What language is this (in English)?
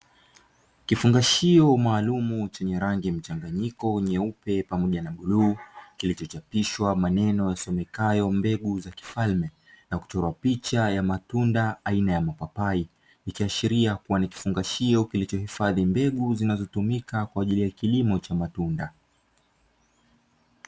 Swahili